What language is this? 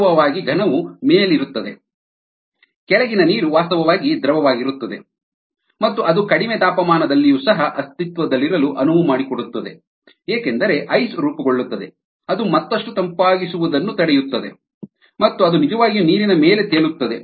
Kannada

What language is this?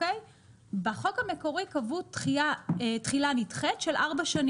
Hebrew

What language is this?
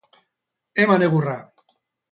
Basque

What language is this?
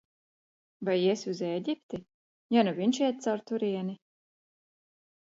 Latvian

